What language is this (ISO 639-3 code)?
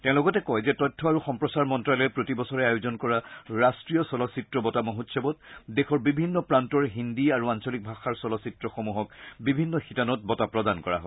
asm